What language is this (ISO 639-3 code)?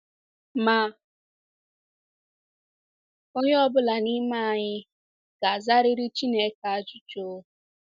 ibo